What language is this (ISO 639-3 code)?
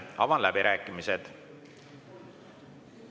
est